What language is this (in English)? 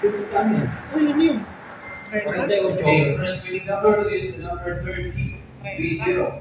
Filipino